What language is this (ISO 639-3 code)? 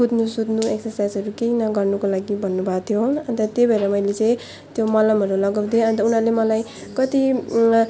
nep